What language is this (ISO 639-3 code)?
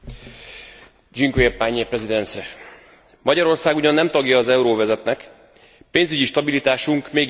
hun